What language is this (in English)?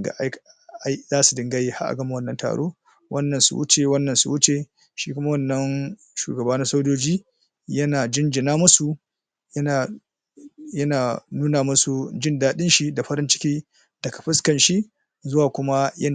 Hausa